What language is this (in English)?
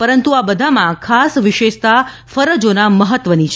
Gujarati